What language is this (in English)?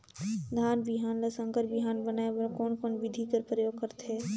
Chhattisgarhi